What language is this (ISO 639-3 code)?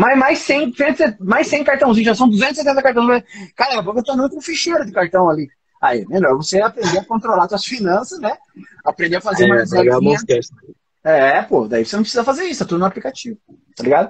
por